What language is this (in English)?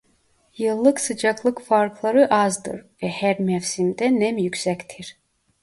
Turkish